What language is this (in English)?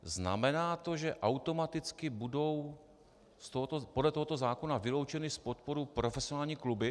Czech